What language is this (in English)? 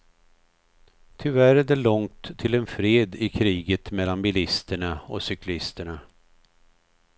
Swedish